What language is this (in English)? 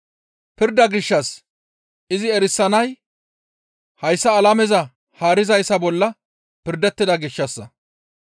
Gamo